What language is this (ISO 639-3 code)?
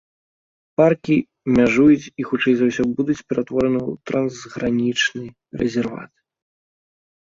bel